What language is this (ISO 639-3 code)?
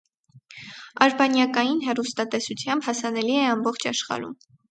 hye